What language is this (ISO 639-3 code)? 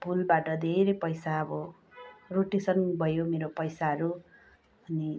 nep